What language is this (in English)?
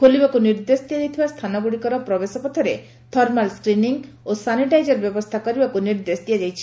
Odia